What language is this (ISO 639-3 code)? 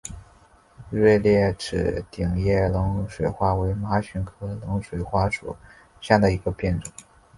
zho